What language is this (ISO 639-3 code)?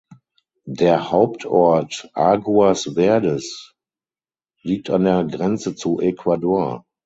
deu